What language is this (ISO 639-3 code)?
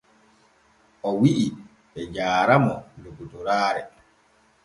fue